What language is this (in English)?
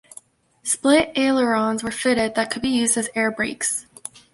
English